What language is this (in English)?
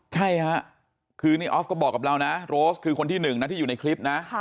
Thai